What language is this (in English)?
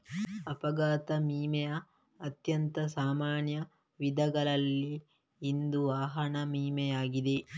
Kannada